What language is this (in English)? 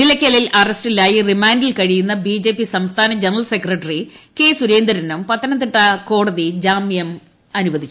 Malayalam